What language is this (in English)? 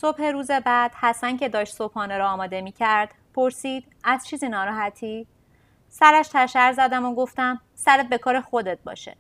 Persian